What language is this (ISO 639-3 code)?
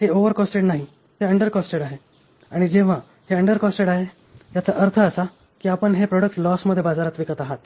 mar